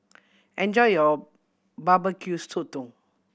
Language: English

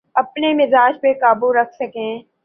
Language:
Urdu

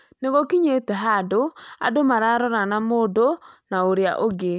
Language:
Kikuyu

